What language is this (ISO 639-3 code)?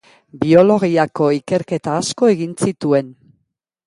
eus